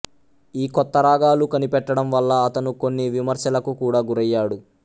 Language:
Telugu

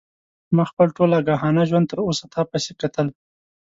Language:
Pashto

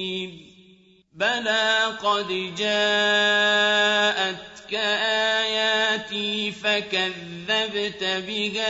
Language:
Arabic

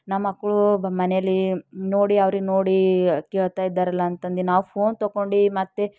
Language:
Kannada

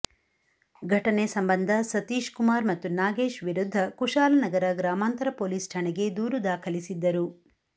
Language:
Kannada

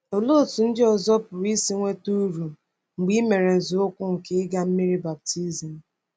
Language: Igbo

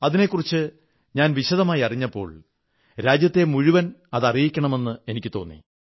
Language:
Malayalam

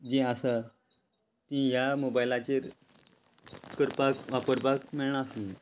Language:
Konkani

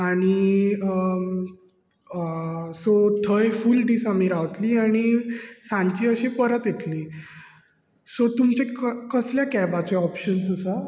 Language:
Konkani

